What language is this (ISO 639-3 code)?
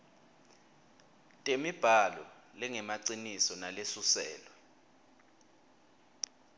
ssw